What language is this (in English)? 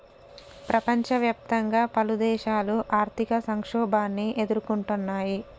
Telugu